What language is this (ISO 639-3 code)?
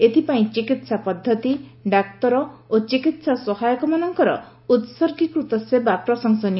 ori